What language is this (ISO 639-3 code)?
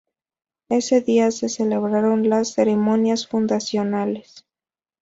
spa